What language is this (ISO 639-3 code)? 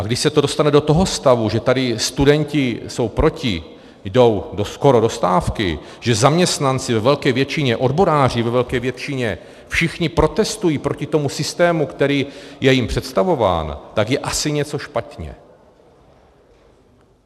ces